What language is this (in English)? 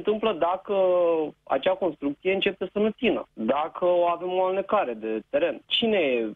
Romanian